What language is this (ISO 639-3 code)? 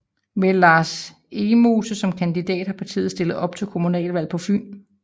dan